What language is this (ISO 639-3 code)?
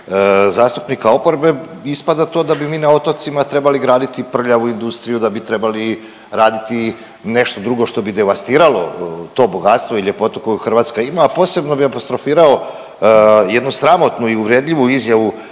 hrv